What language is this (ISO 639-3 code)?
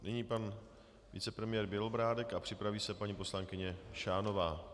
ces